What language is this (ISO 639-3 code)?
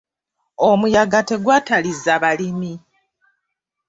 lug